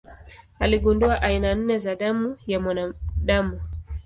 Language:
Swahili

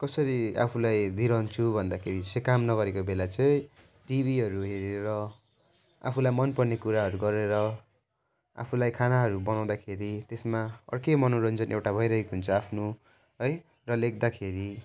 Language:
Nepali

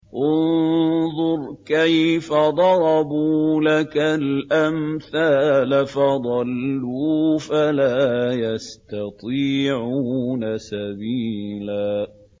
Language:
Arabic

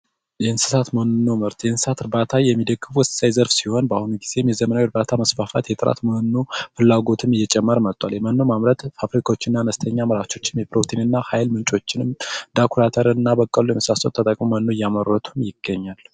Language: Amharic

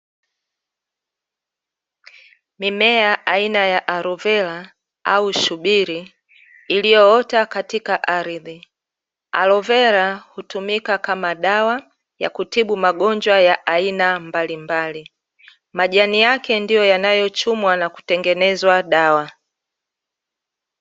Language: Swahili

